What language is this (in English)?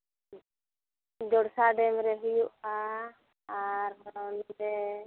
Santali